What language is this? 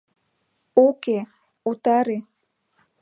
Mari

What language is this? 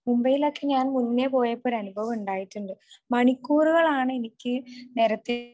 Malayalam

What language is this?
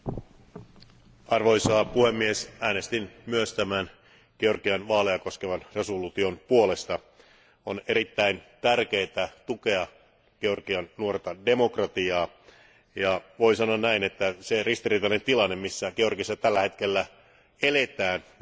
Finnish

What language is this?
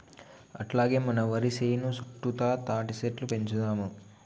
Telugu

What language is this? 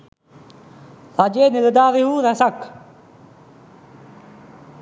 Sinhala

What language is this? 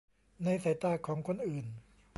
Thai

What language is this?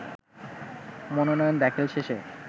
Bangla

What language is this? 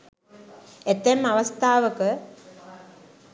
Sinhala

